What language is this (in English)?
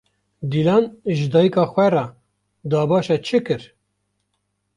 Kurdish